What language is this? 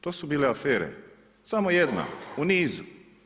Croatian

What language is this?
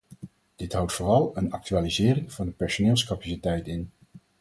Dutch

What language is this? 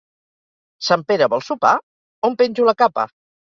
Catalan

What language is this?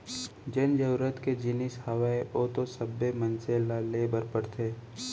Chhattisgarhi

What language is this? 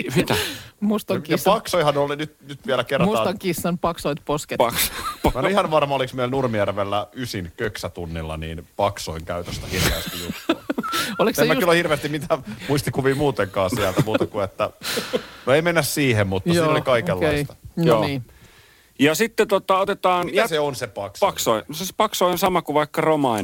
Finnish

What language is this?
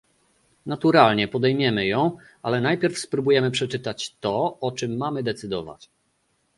Polish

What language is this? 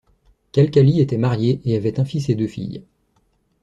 French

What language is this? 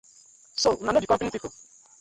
Nigerian Pidgin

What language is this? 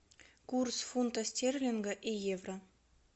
Russian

